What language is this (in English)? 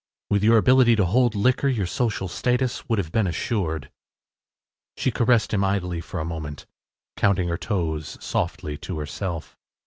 English